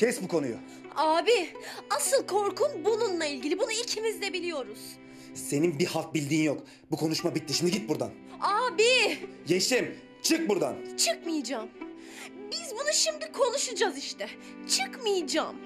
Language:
Turkish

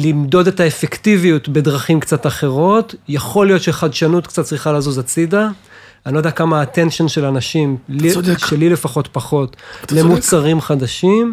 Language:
Hebrew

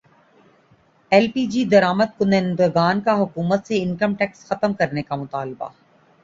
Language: Urdu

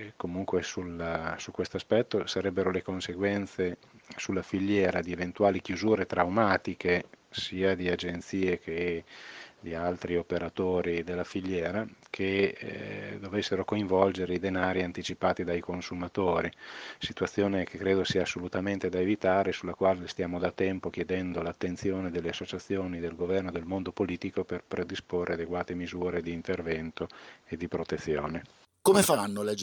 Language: Italian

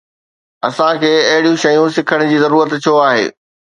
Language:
Sindhi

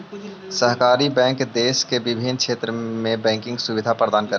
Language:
Magahi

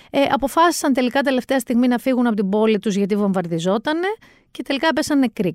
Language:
Greek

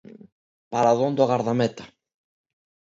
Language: Galician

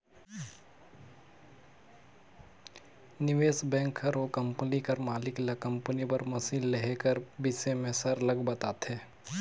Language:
Chhattisgarhi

